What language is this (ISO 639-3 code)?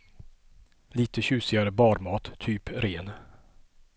swe